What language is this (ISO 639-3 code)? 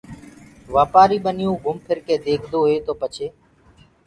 ggg